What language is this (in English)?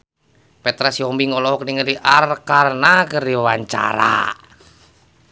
Sundanese